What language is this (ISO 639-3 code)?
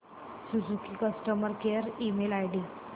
mar